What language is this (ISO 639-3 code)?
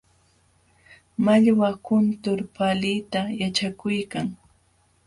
qxw